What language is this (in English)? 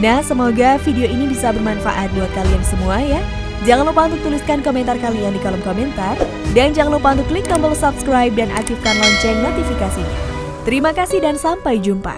Indonesian